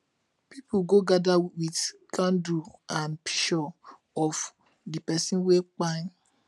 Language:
Nigerian Pidgin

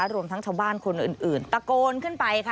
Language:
Thai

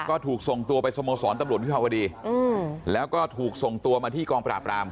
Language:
Thai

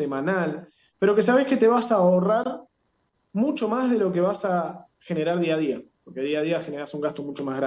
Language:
Spanish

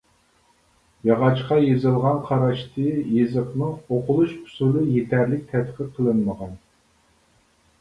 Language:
Uyghur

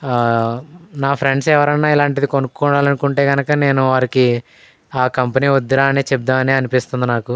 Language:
Telugu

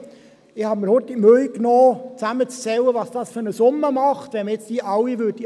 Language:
Swiss German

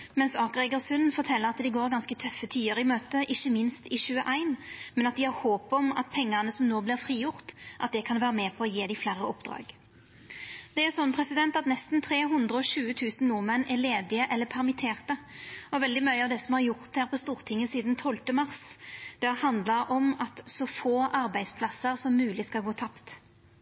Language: Norwegian Nynorsk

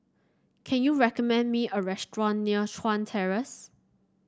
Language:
English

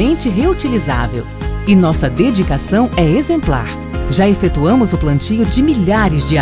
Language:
Portuguese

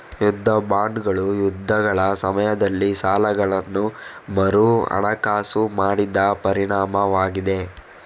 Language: Kannada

